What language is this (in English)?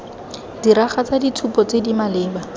Tswana